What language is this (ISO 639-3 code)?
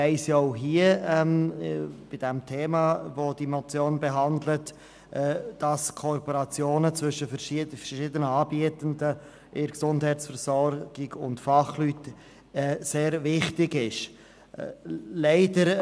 gsw